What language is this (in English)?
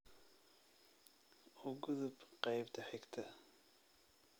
Somali